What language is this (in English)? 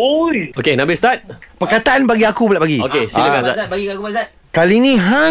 Malay